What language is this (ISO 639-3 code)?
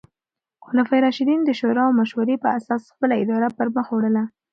pus